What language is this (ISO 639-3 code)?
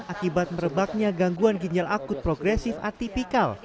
ind